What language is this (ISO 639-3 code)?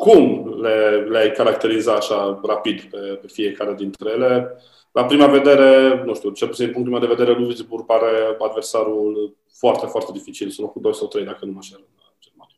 ron